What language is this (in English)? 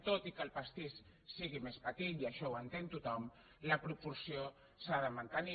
Catalan